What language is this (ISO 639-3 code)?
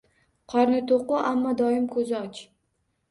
uzb